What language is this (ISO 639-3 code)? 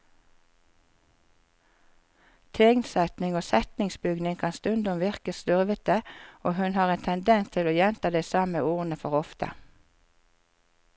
nor